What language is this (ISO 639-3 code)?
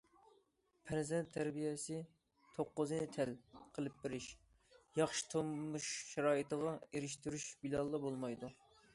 uig